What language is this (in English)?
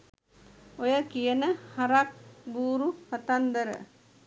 Sinhala